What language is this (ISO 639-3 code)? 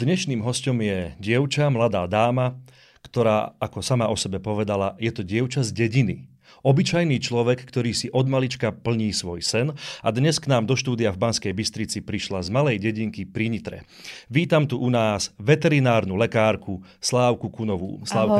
slk